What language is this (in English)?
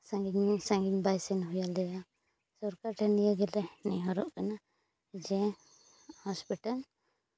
Santali